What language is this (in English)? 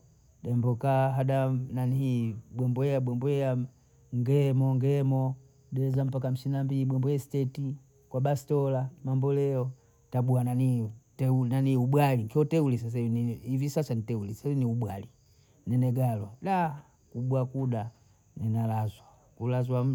Bondei